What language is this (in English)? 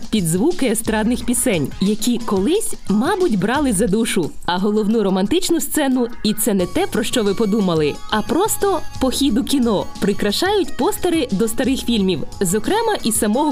Ukrainian